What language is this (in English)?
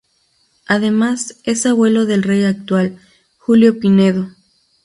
Spanish